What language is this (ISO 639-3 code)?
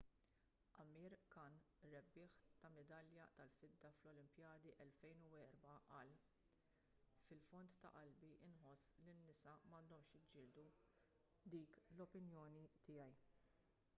mlt